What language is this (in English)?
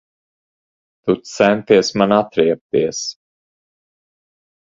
Latvian